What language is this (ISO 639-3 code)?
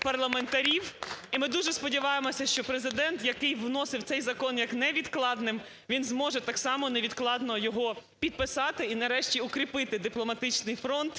ukr